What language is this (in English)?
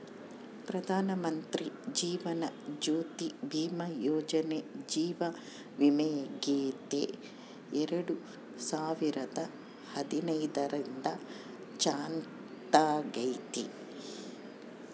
Kannada